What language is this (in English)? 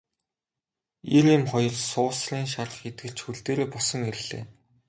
Mongolian